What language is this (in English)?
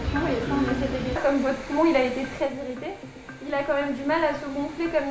French